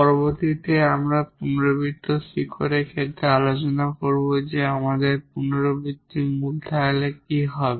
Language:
Bangla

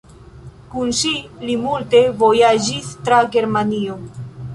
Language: Esperanto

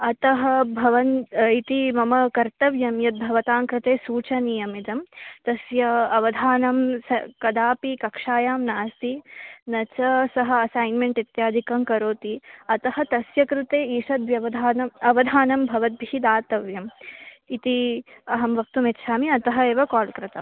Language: Sanskrit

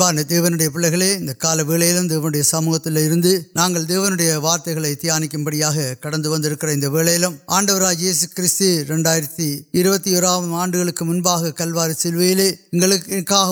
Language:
Urdu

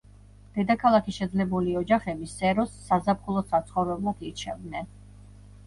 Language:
Georgian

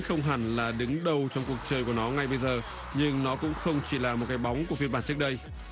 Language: Vietnamese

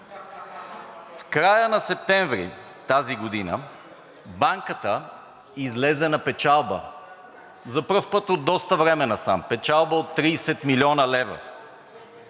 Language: Bulgarian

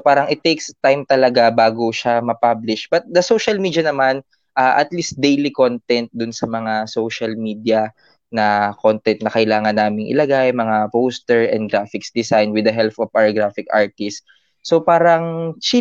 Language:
Filipino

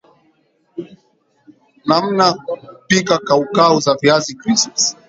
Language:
Swahili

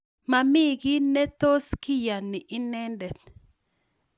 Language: Kalenjin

